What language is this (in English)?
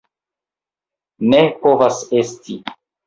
Esperanto